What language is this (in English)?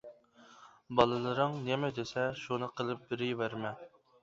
Uyghur